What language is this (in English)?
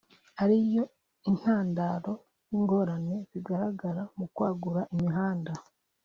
Kinyarwanda